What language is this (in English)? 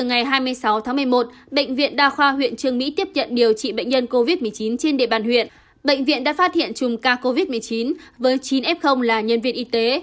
Vietnamese